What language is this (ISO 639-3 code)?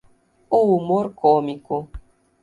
por